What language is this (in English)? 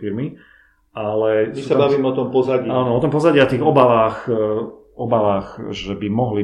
Slovak